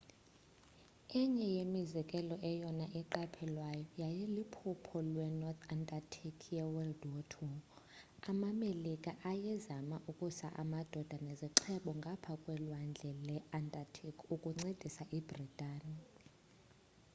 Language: Xhosa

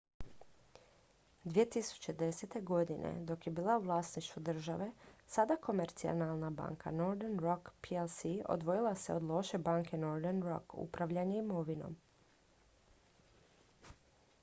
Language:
Croatian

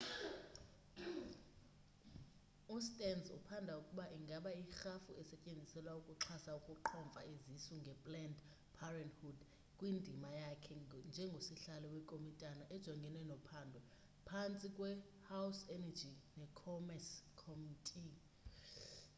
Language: Xhosa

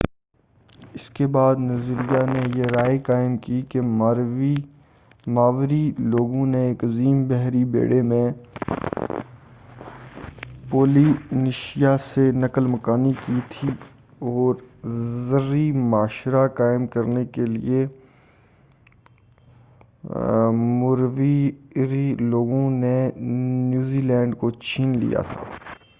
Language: Urdu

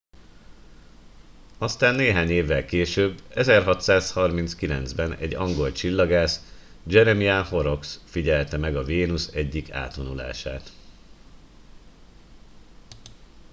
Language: Hungarian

